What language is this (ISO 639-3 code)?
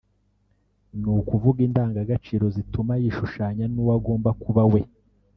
kin